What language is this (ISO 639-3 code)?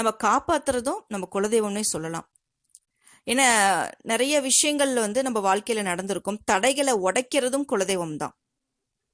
tam